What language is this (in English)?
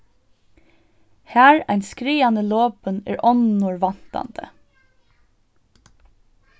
Faroese